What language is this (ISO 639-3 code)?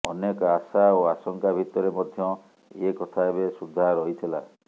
ori